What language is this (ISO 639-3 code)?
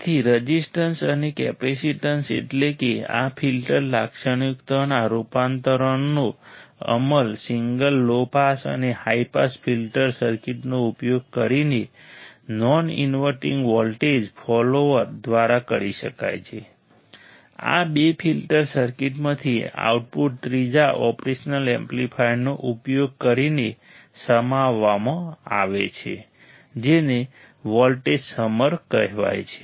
guj